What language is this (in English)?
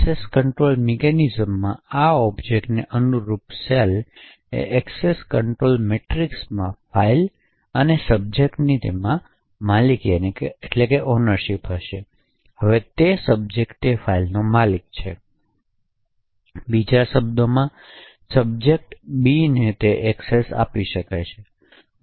Gujarati